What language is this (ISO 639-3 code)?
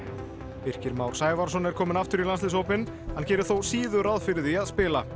isl